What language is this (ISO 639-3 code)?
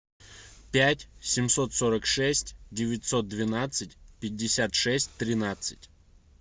rus